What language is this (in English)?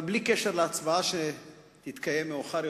Hebrew